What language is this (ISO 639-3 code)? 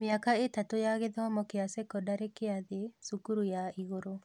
kik